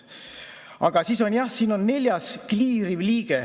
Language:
Estonian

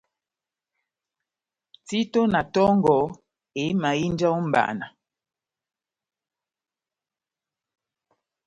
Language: Batanga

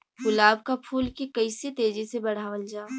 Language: Bhojpuri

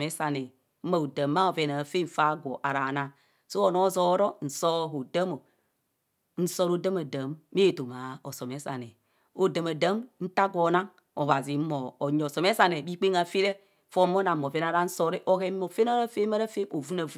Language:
Kohumono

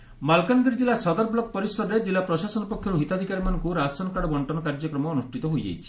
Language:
Odia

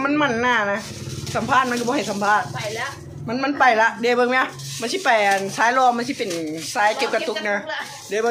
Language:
Thai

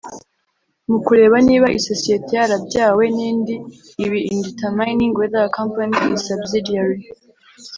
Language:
Kinyarwanda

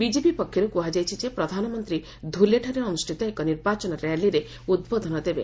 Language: Odia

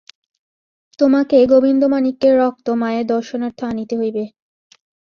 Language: Bangla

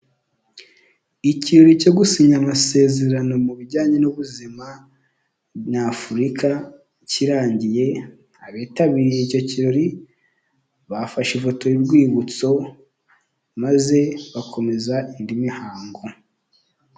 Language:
Kinyarwanda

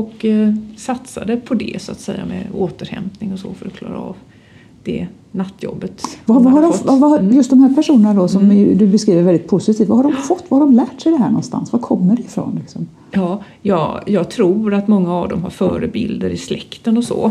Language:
Swedish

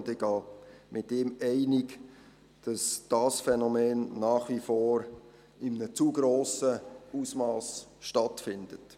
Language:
Swiss German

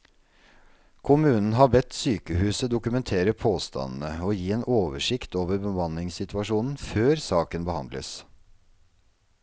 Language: Norwegian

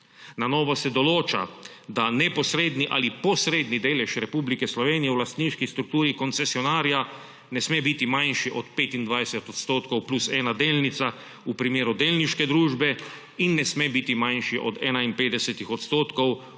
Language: Slovenian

